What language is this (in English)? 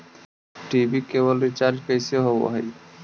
Magahi